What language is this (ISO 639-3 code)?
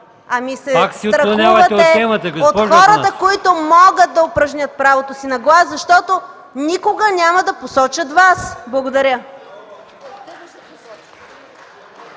bul